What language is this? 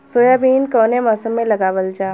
Bhojpuri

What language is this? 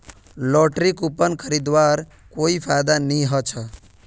Magahi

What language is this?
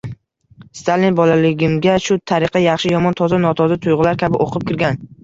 Uzbek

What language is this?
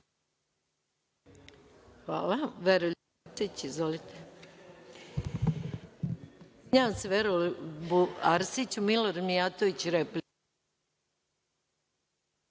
Serbian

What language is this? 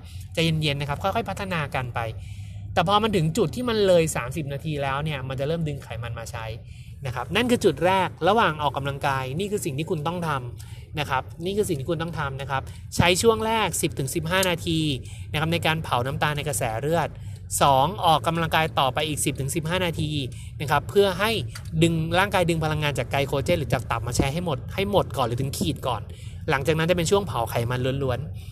Thai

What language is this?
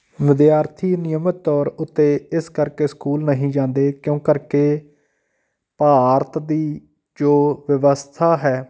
Punjabi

